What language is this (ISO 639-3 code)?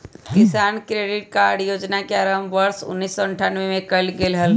mag